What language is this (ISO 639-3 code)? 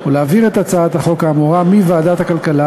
heb